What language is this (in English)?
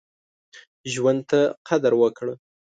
Pashto